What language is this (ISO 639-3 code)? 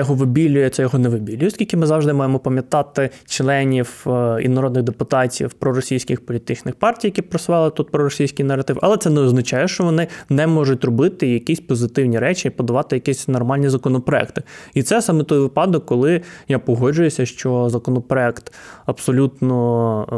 ukr